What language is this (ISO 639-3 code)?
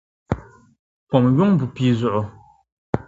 dag